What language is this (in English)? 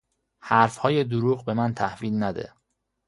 Persian